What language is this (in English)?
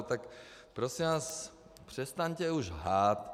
Czech